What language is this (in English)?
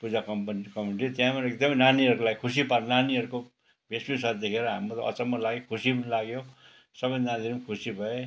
Nepali